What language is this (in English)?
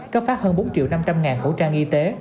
Vietnamese